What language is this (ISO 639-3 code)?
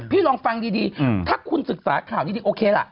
tha